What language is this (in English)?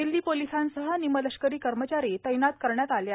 Marathi